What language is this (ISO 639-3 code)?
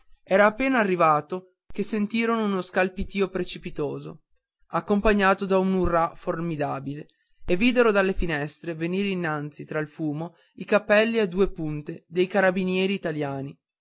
ita